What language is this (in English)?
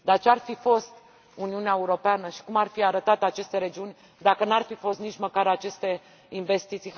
Romanian